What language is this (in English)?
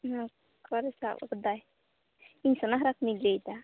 Santali